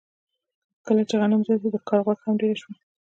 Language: Pashto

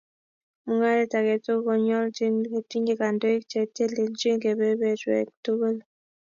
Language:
Kalenjin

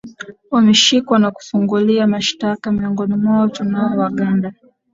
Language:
Swahili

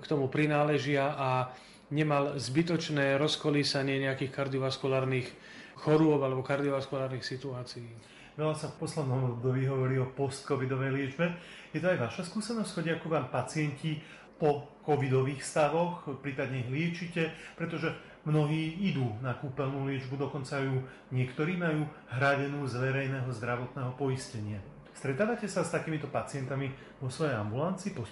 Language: Slovak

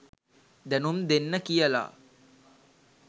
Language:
Sinhala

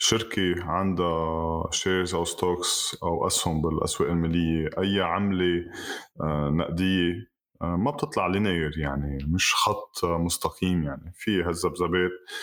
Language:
Arabic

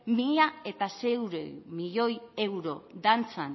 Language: Basque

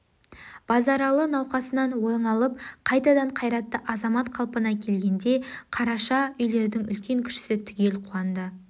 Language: Kazakh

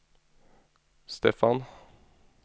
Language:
Norwegian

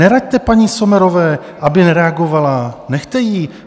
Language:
Czech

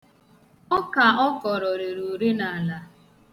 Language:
Igbo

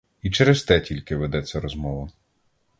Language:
Ukrainian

